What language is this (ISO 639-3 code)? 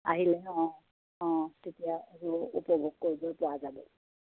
asm